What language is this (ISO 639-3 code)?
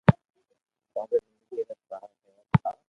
lrk